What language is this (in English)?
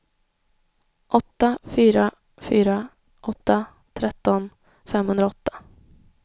Swedish